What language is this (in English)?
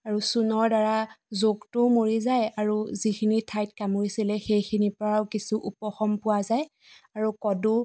Assamese